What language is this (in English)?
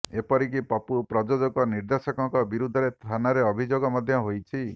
Odia